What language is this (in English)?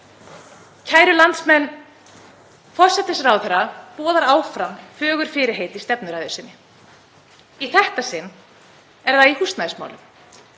Icelandic